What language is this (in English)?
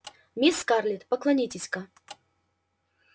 Russian